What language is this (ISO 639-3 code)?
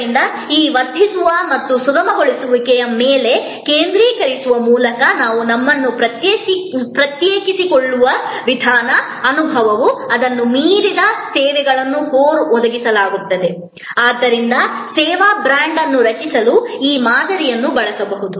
kan